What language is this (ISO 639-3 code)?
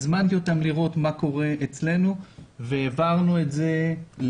heb